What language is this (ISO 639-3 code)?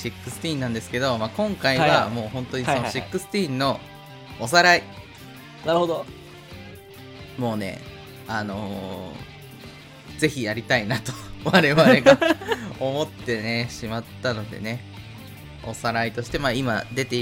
jpn